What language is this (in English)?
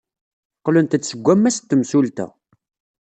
Kabyle